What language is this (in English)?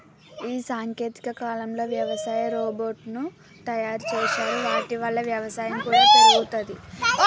Telugu